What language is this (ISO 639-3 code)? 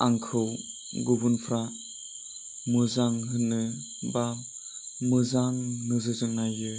brx